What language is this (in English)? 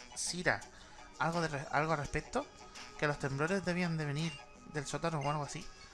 Spanish